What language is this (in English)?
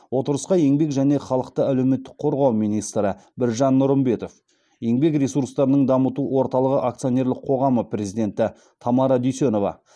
Kazakh